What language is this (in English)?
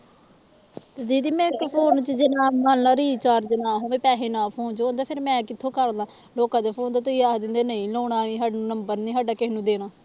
Punjabi